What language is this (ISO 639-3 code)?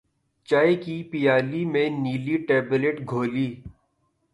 urd